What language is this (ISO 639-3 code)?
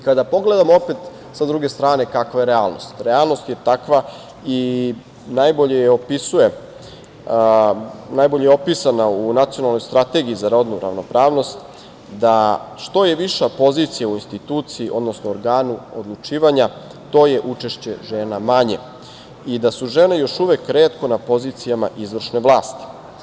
srp